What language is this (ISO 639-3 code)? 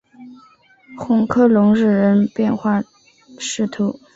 zho